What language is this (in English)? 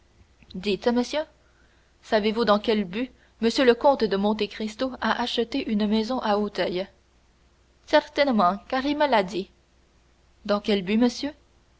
French